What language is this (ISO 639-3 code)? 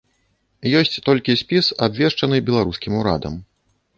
bel